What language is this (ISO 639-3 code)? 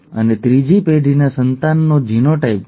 guj